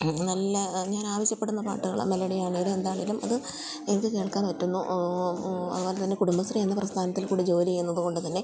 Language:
Malayalam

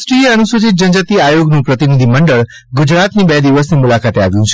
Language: Gujarati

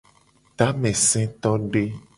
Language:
Gen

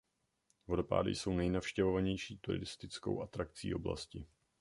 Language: Czech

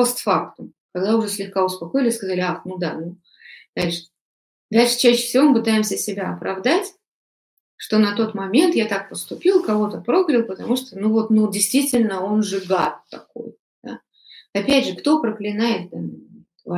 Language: Russian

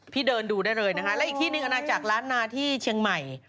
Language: Thai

